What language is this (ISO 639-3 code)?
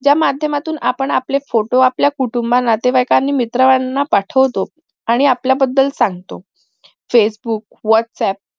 mar